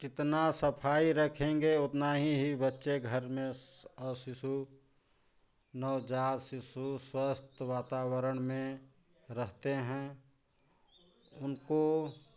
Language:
Hindi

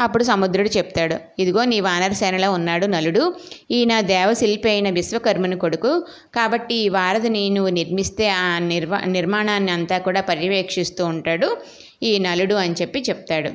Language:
Telugu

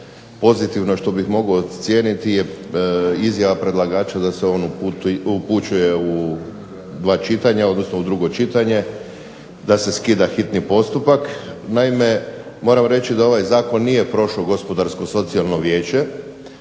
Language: Croatian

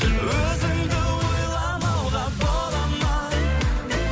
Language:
Kazakh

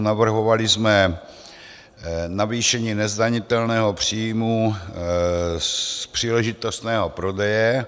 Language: Czech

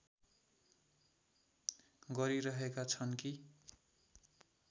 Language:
Nepali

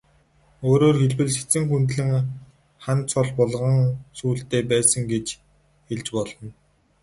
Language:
Mongolian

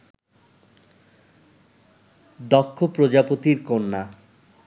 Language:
Bangla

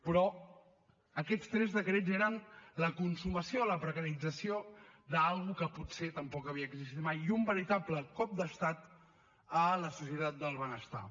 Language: Catalan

